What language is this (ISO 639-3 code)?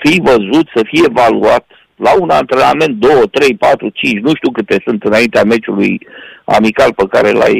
ron